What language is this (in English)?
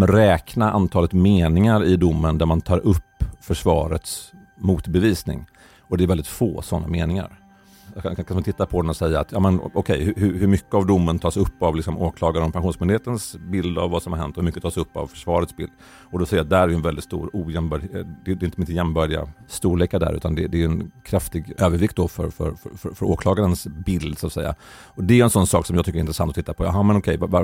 Swedish